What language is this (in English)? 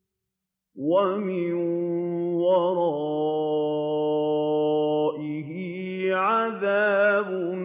Arabic